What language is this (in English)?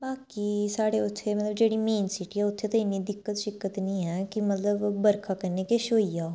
Dogri